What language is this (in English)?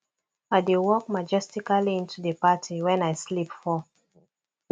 Nigerian Pidgin